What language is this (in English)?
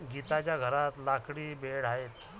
Marathi